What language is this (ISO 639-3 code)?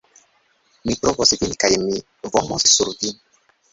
epo